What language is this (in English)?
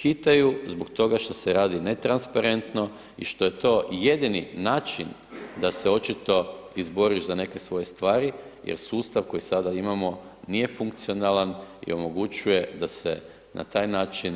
Croatian